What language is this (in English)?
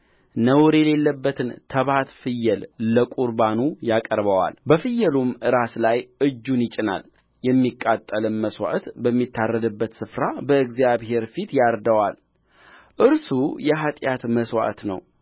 Amharic